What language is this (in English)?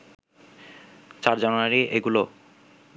Bangla